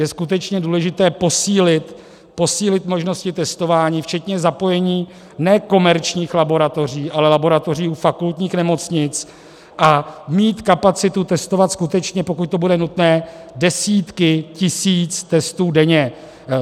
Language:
Czech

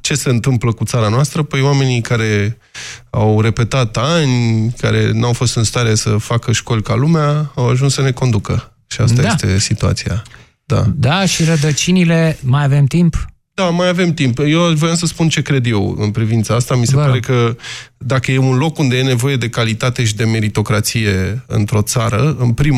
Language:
Romanian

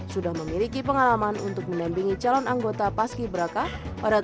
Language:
Indonesian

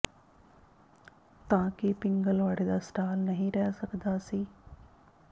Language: Punjabi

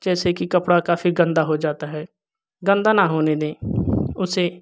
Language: Hindi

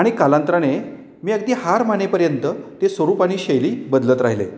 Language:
Marathi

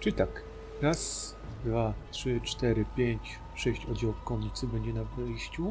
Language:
Polish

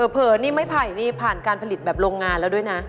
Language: Thai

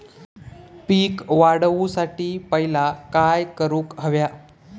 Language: Marathi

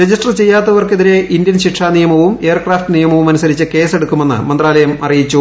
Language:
Malayalam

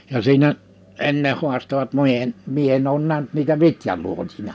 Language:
Finnish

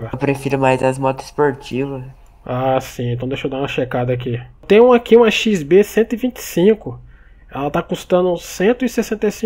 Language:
Portuguese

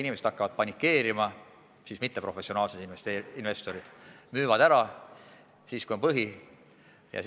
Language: Estonian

